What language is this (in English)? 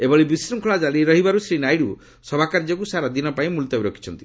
Odia